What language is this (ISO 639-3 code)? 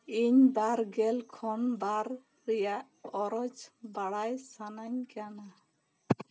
sat